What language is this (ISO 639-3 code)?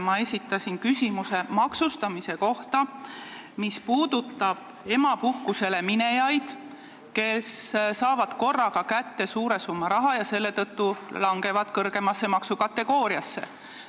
est